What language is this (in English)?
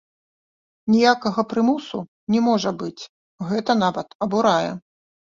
Belarusian